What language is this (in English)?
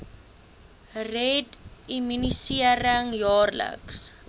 Afrikaans